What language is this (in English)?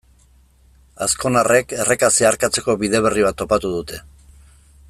Basque